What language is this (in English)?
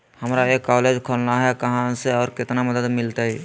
Magahi